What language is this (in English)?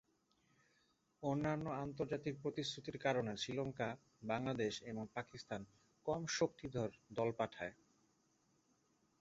Bangla